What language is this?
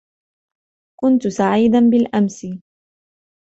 Arabic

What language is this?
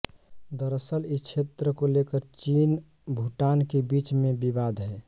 Hindi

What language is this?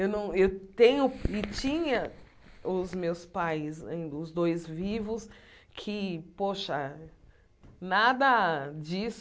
Portuguese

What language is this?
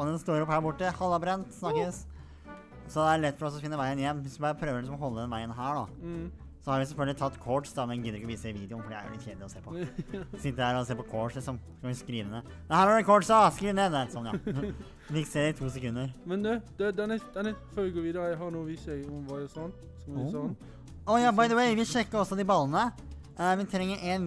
Norwegian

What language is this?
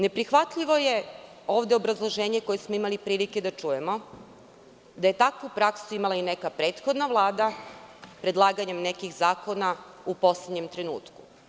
Serbian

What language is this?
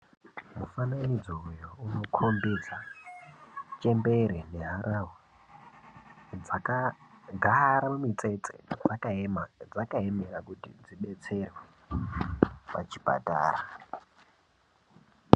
Ndau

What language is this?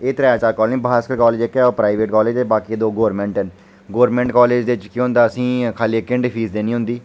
Dogri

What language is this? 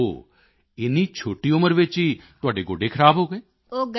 Punjabi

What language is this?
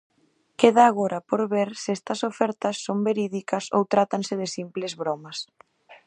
Galician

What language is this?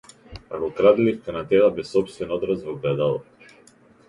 Macedonian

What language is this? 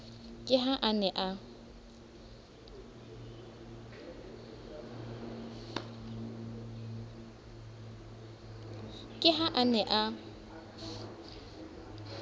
Southern Sotho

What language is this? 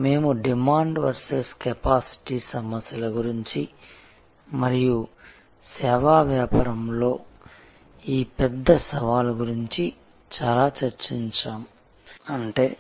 Telugu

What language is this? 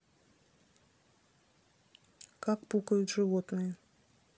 Russian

